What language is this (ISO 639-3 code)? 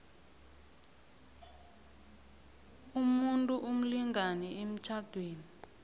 nbl